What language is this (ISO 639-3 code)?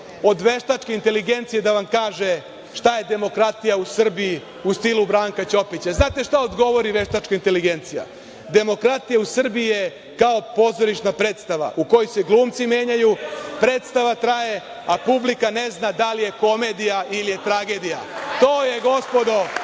srp